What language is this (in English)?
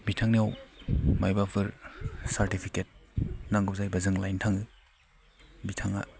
Bodo